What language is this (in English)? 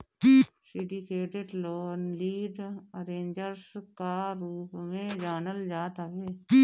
Bhojpuri